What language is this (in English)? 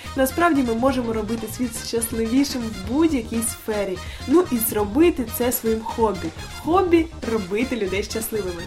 Ukrainian